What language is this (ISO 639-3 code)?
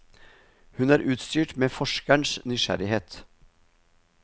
nor